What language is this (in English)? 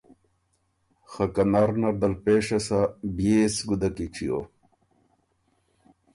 Ormuri